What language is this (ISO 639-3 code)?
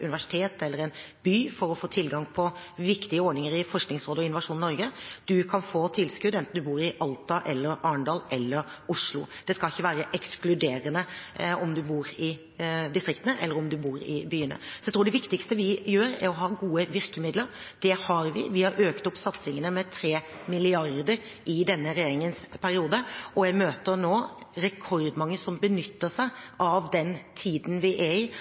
nob